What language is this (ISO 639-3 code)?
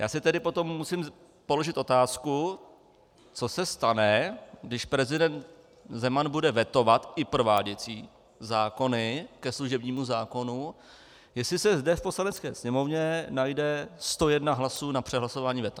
ces